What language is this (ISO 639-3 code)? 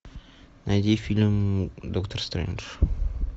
rus